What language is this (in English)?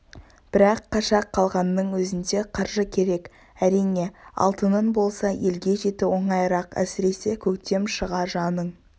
Kazakh